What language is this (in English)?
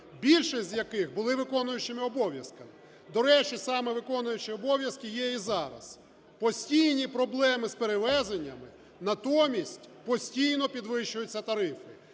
Ukrainian